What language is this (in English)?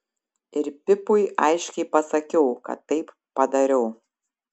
Lithuanian